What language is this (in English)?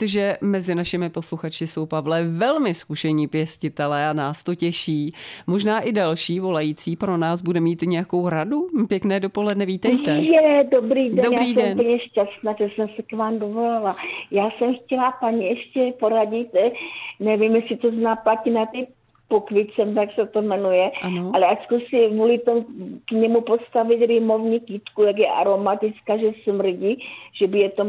Czech